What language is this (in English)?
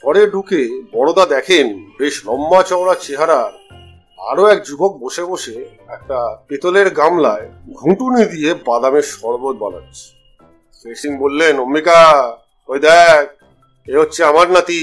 Bangla